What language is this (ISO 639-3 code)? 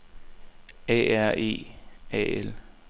dan